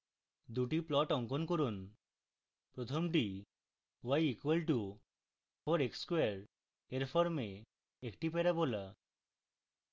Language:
Bangla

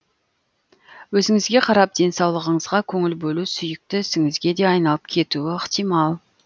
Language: Kazakh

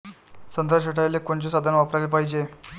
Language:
Marathi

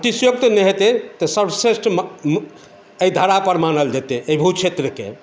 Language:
Maithili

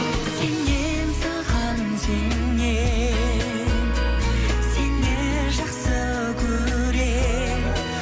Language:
Kazakh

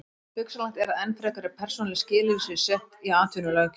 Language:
Icelandic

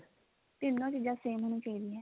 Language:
Punjabi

